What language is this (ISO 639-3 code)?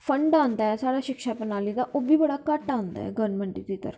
doi